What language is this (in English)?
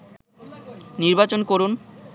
Bangla